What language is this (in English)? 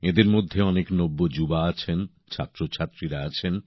Bangla